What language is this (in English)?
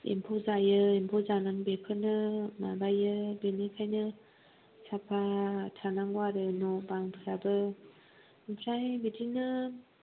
Bodo